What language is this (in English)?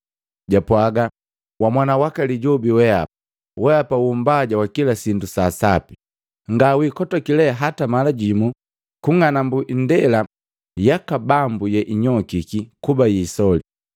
Matengo